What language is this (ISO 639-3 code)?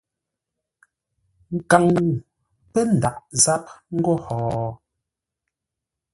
nla